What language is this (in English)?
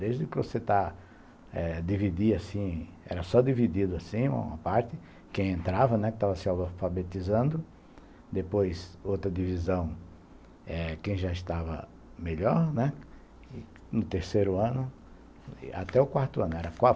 Portuguese